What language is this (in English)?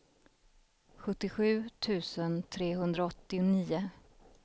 Swedish